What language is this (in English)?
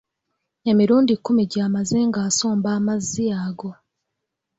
Ganda